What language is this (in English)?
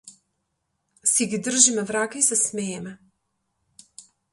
Macedonian